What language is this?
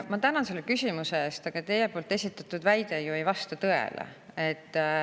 Estonian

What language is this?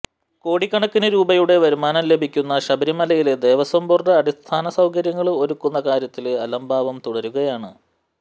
Malayalam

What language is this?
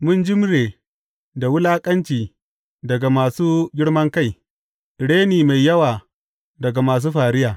Hausa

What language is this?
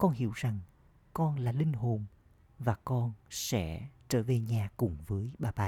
Vietnamese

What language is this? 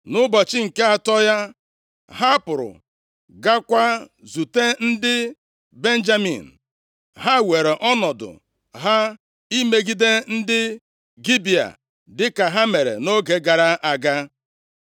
Igbo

